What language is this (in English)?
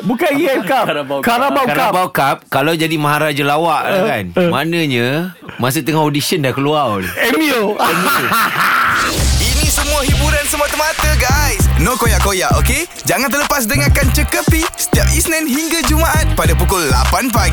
Malay